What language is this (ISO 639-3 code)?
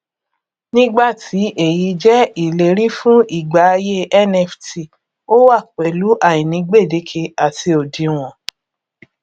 yor